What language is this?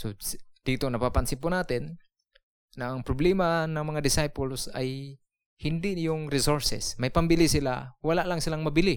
Filipino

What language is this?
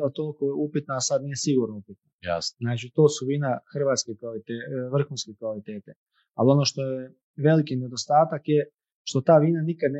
Croatian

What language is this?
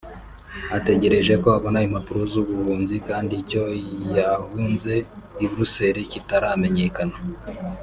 Kinyarwanda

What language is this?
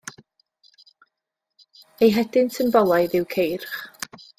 Welsh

